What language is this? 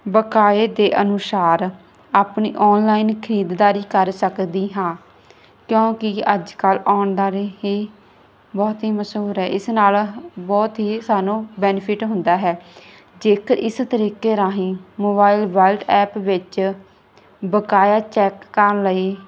Punjabi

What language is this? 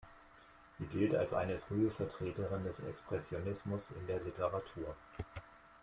German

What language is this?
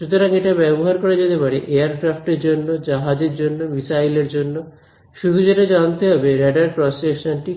Bangla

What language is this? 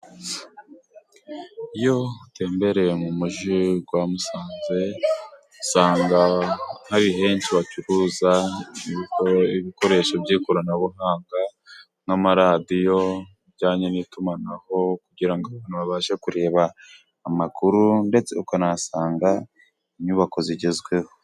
Kinyarwanda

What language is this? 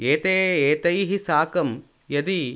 Sanskrit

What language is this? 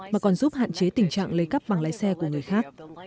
Vietnamese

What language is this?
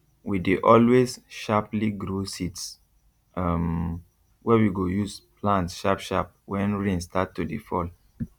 Nigerian Pidgin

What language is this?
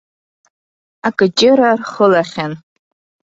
Abkhazian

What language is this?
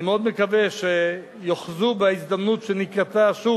Hebrew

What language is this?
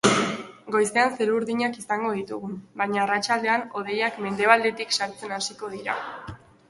Basque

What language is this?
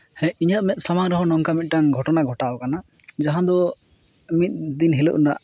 Santali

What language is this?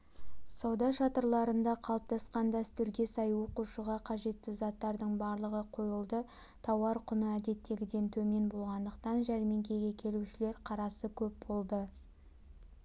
Kazakh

